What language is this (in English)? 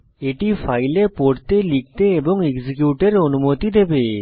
Bangla